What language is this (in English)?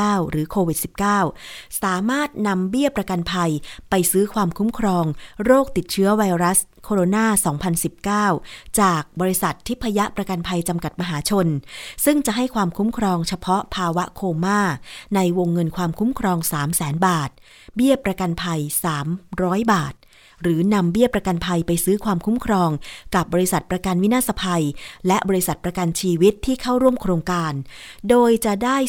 Thai